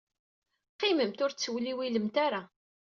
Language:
Kabyle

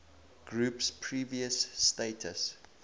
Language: English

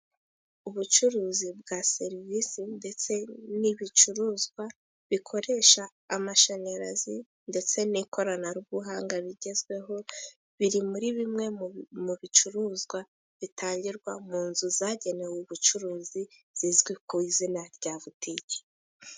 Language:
Kinyarwanda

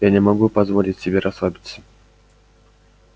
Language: Russian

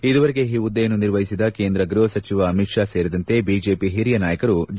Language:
Kannada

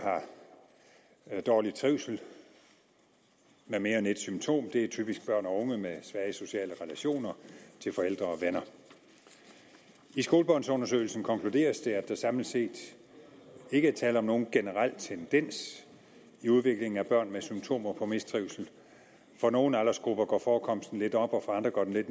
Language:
Danish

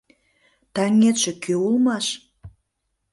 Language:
Mari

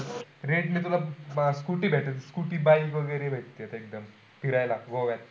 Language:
Marathi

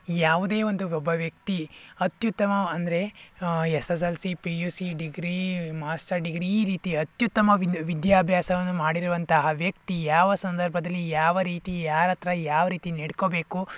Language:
Kannada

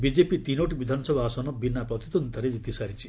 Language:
Odia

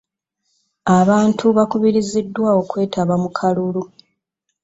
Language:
Ganda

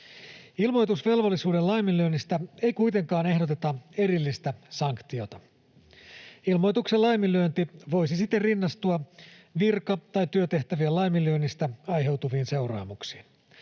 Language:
Finnish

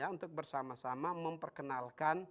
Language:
Indonesian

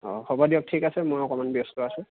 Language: Assamese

